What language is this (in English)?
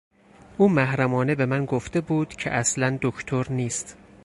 Persian